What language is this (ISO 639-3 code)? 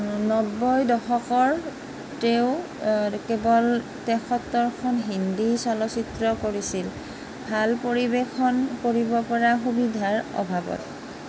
asm